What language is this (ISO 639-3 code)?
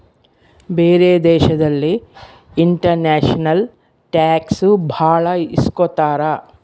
kan